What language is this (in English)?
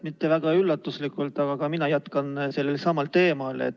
Estonian